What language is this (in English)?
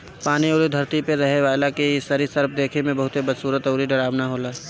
Bhojpuri